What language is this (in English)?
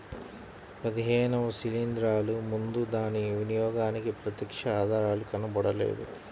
Telugu